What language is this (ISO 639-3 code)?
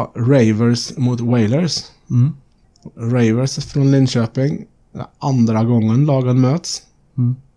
swe